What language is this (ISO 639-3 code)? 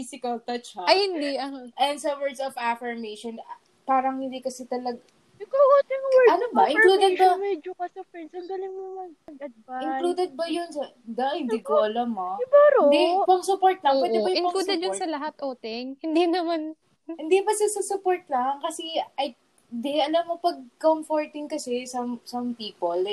fil